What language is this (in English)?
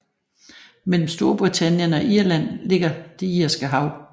Danish